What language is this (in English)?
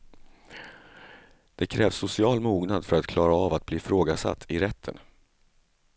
Swedish